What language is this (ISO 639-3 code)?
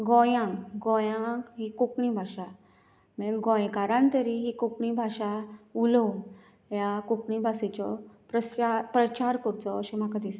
kok